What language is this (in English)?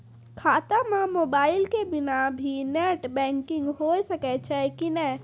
Maithili